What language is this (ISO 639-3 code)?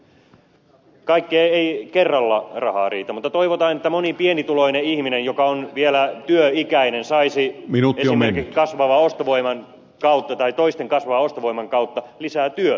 fin